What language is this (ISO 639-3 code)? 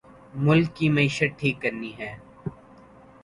urd